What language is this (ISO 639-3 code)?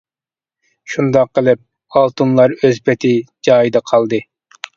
uig